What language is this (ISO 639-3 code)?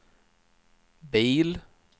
swe